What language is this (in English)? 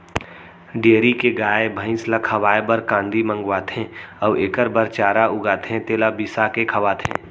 Chhattisgarhi